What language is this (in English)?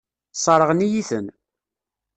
Kabyle